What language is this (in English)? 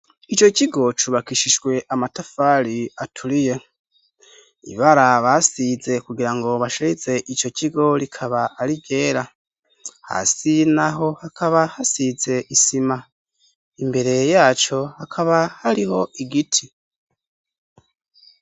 Rundi